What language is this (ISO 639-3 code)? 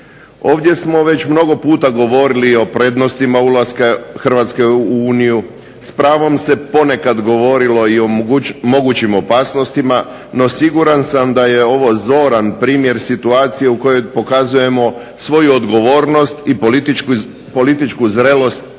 hrv